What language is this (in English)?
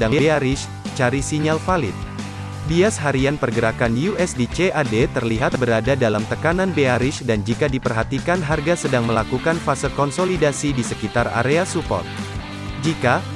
Indonesian